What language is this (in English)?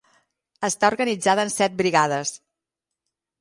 Catalan